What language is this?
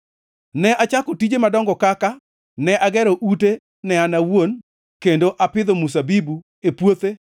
Luo (Kenya and Tanzania)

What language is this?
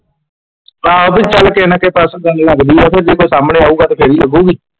Punjabi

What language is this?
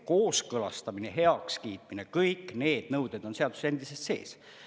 Estonian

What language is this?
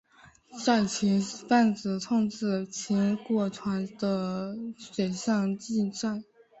Chinese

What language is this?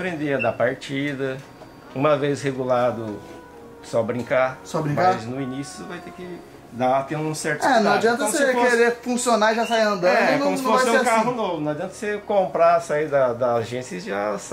Portuguese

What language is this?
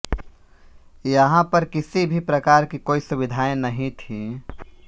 Hindi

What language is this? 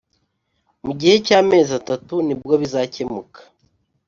Kinyarwanda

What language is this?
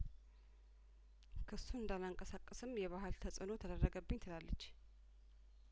Amharic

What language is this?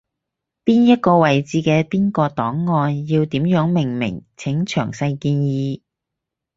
Cantonese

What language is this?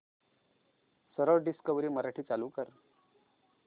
Marathi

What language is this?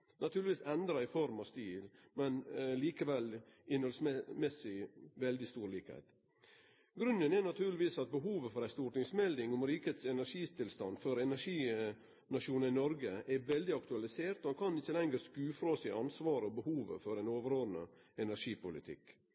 Norwegian Nynorsk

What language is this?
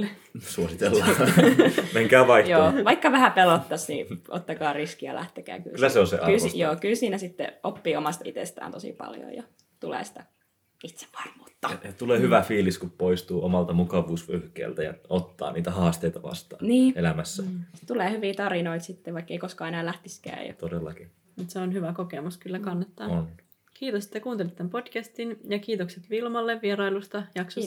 Finnish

